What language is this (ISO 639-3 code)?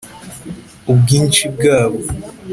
kin